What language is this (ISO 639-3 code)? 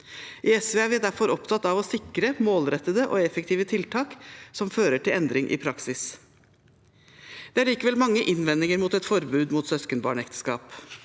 nor